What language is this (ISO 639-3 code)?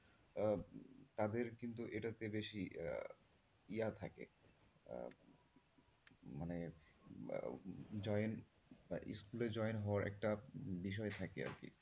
ben